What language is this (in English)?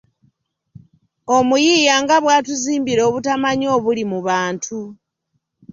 Ganda